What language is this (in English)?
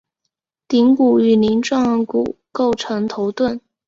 Chinese